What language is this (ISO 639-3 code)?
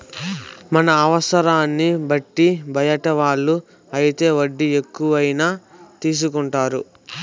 tel